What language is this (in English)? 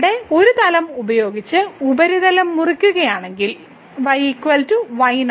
Malayalam